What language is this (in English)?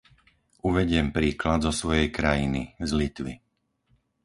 Slovak